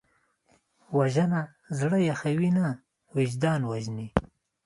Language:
Pashto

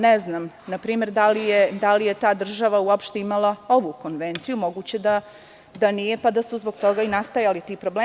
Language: Serbian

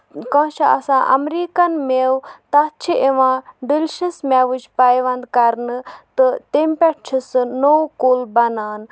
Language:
Kashmiri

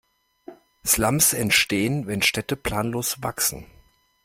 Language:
German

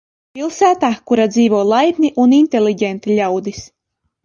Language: Latvian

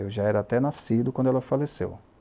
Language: Portuguese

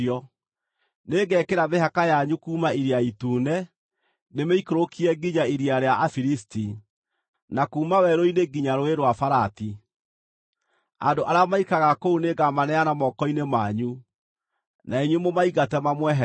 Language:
Kikuyu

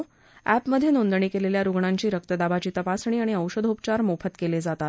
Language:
Marathi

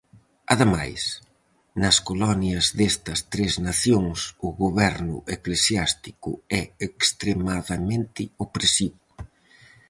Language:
Galician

